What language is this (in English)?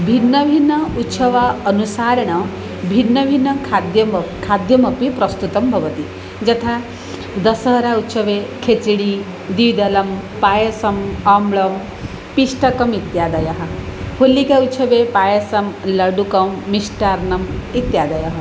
Sanskrit